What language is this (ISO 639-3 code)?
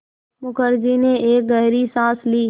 hin